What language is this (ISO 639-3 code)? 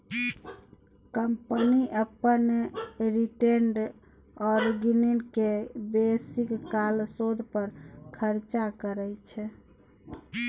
mai